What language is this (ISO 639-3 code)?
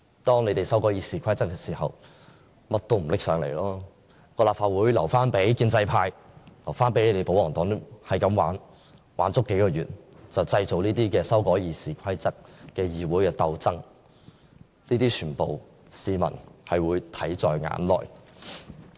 yue